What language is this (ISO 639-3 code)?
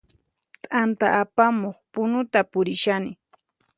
qxp